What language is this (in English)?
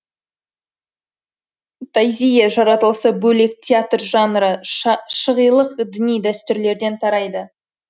Kazakh